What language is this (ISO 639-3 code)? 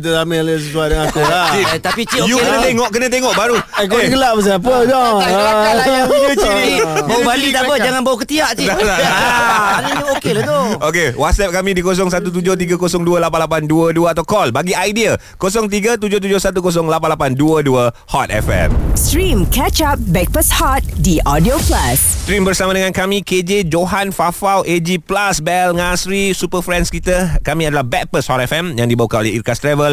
msa